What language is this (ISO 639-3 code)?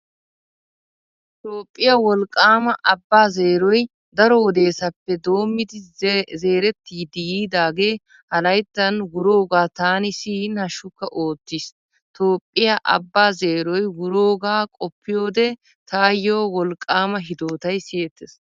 wal